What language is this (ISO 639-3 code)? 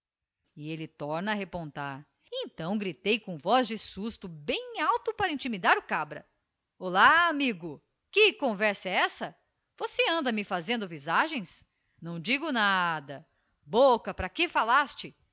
por